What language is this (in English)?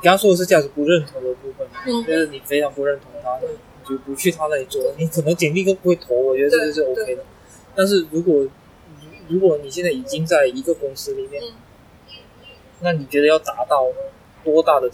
Chinese